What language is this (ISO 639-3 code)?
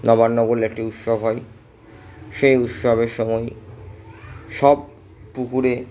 ben